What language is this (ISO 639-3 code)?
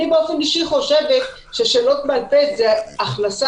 heb